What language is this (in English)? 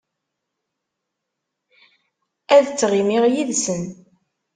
Kabyle